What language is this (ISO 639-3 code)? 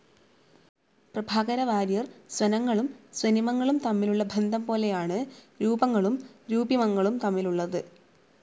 mal